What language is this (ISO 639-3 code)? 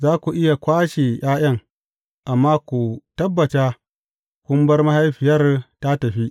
hau